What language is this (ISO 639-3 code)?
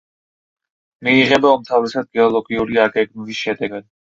kat